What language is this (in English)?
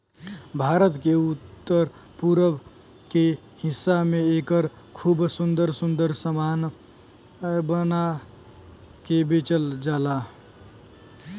Bhojpuri